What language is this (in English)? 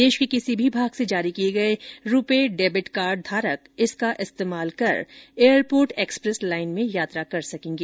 Hindi